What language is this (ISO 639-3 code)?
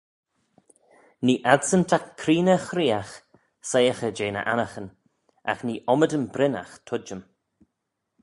glv